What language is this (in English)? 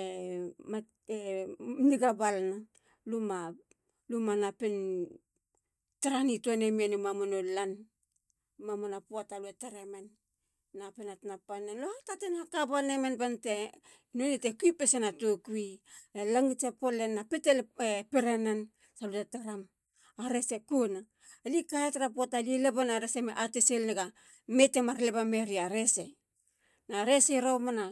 Halia